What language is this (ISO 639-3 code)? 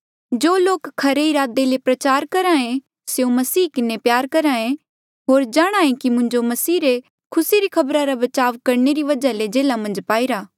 mjl